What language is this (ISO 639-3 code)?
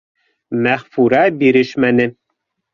bak